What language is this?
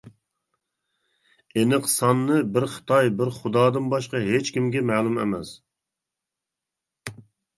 Uyghur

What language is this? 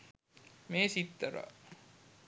Sinhala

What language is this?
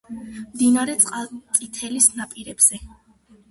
Georgian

